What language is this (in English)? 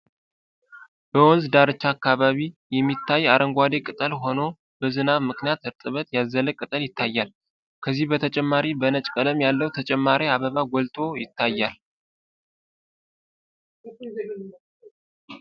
Amharic